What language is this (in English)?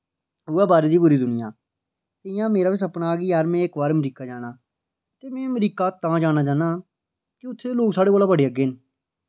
Dogri